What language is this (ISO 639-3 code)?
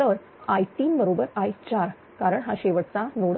mar